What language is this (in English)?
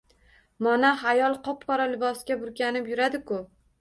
Uzbek